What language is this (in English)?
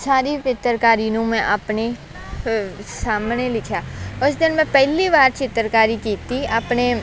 Punjabi